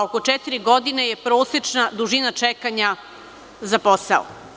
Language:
Serbian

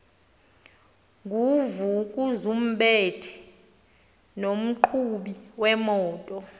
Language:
Xhosa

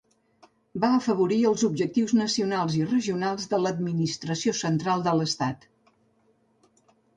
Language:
Catalan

